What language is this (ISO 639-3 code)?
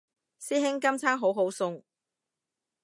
yue